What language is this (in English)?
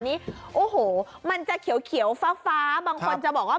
Thai